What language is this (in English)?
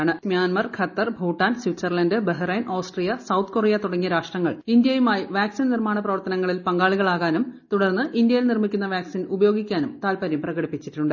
Malayalam